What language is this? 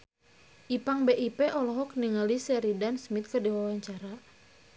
Sundanese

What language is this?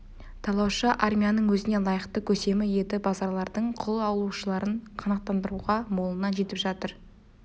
Kazakh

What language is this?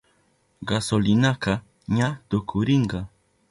Southern Pastaza Quechua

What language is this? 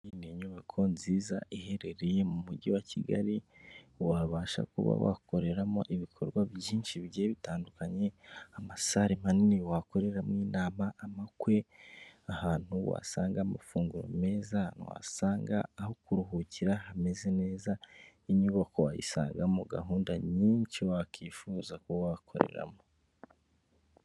Kinyarwanda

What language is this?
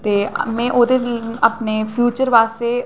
Dogri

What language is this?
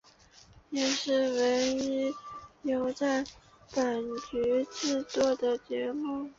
Chinese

